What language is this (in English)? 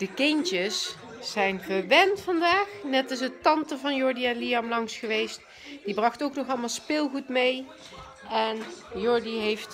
Dutch